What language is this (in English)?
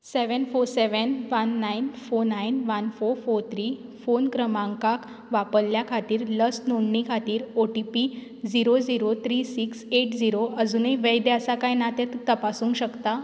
Konkani